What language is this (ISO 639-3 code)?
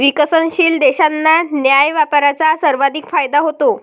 mar